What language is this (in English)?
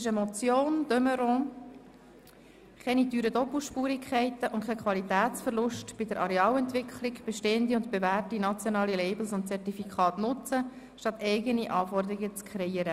Swiss German